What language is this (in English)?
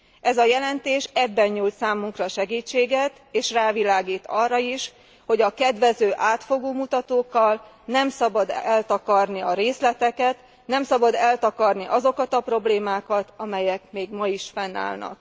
Hungarian